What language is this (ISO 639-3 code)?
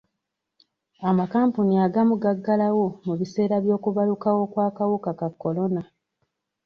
lug